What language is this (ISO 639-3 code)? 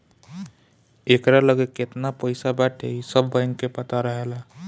bho